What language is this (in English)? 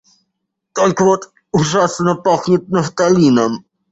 Russian